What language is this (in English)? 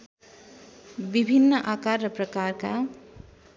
Nepali